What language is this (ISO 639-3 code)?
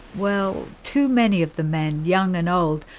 eng